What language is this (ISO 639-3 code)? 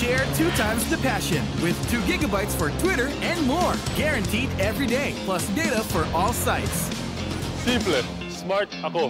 fil